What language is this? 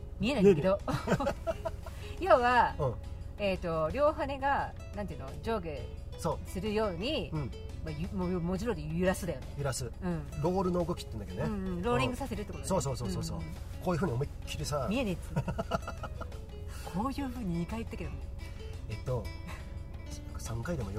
Japanese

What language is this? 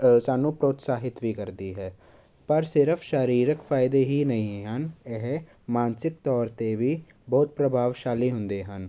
Punjabi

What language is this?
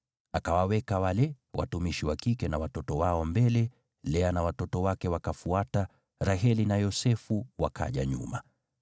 Swahili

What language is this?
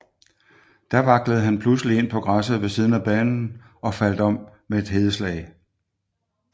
Danish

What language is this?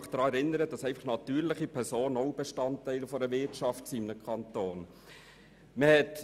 Swiss German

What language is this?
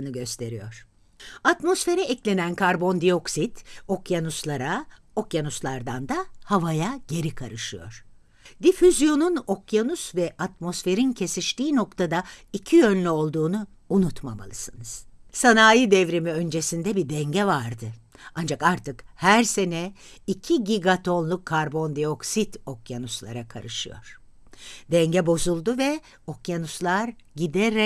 Turkish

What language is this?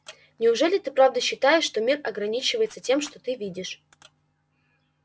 Russian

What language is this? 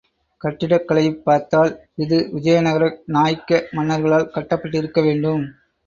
Tamil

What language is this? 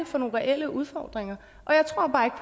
Danish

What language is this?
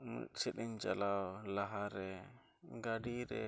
Santali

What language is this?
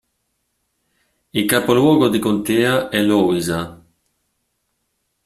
Italian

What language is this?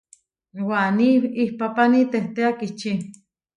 Huarijio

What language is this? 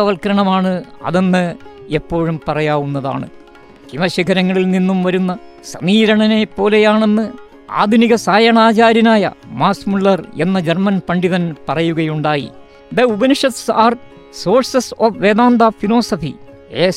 Malayalam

